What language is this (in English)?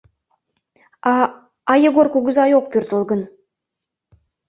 Mari